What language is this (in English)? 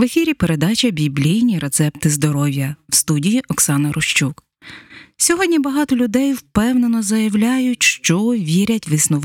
Ukrainian